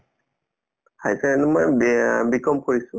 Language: Assamese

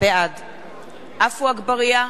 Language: Hebrew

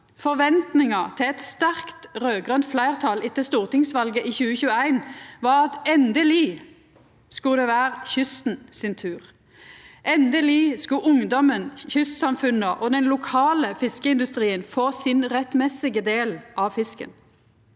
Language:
Norwegian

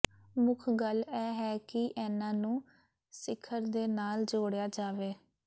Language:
Punjabi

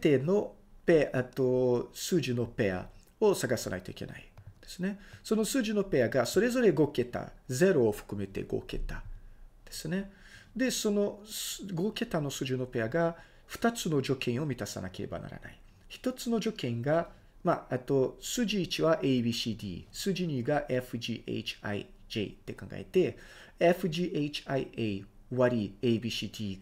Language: Japanese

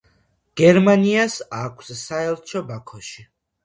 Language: Georgian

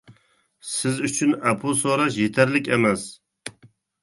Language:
Uyghur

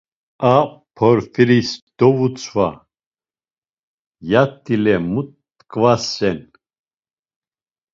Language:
Laz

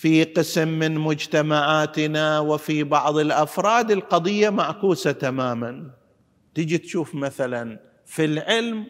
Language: Arabic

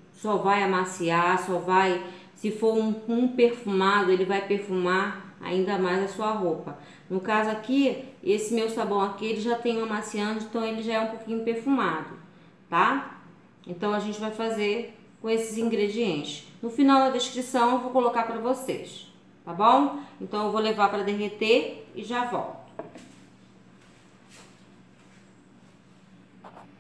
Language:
Portuguese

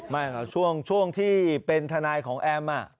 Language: Thai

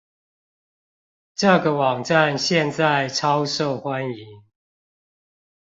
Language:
Chinese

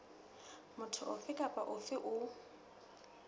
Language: Southern Sotho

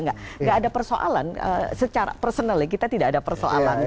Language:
Indonesian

